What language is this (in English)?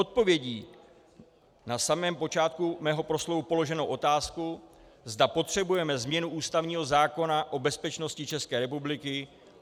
Czech